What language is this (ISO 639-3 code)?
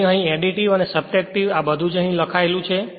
guj